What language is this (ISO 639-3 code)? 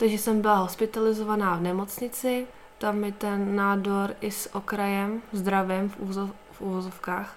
ces